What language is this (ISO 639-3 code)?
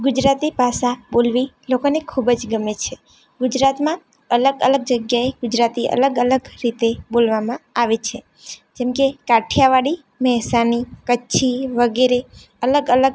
guj